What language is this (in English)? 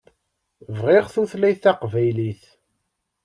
Kabyle